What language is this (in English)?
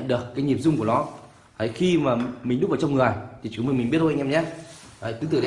Vietnamese